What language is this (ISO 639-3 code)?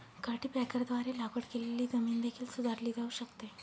mar